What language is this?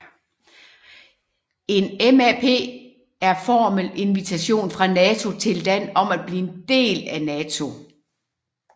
Danish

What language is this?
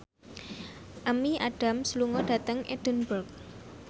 Javanese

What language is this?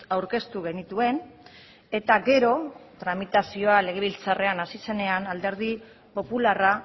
Basque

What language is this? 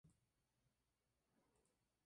Spanish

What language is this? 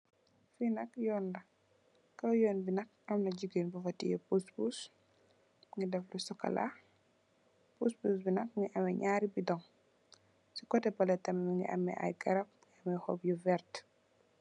Wolof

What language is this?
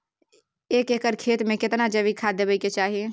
Maithili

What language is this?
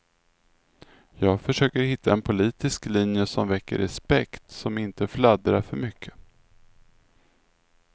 Swedish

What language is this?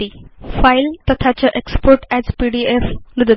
Sanskrit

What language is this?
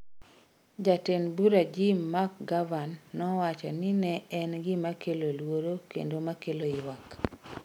Luo (Kenya and Tanzania)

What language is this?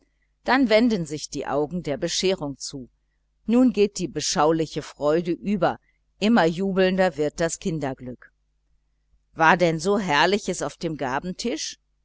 German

